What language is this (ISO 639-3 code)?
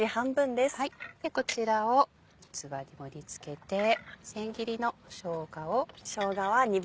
jpn